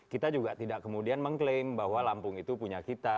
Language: Indonesian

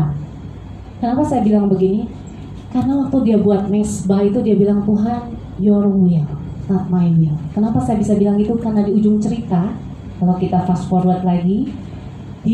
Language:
Indonesian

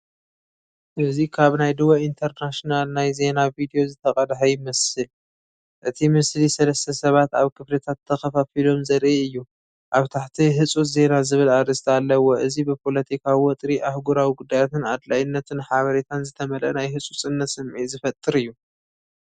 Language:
Tigrinya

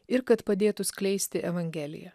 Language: Lithuanian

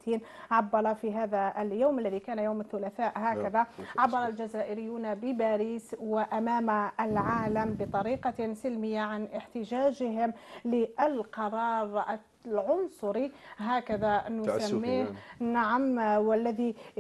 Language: Arabic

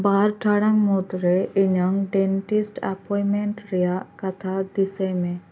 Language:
Santali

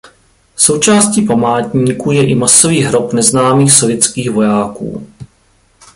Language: Czech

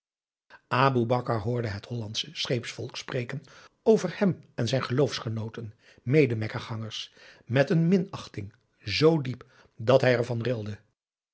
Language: Dutch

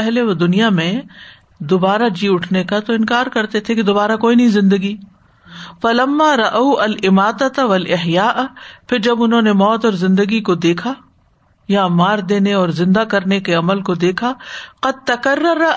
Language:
Urdu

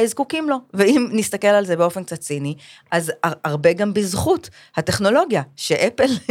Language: Hebrew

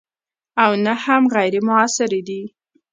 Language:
Pashto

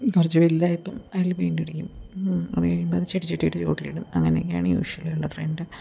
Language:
Malayalam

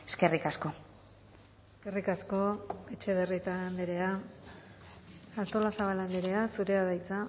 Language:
Basque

